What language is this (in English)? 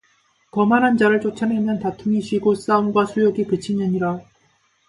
Korean